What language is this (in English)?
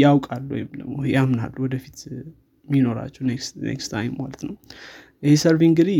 Amharic